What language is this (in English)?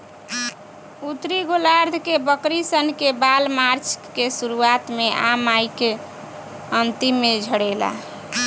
Bhojpuri